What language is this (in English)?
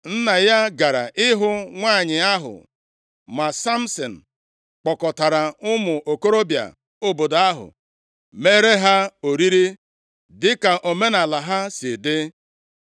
Igbo